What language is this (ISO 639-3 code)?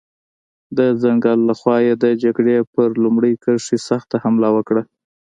pus